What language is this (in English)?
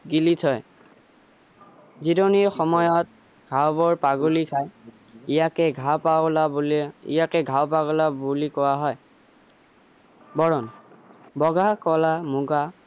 Assamese